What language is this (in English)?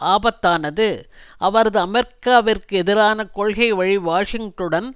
Tamil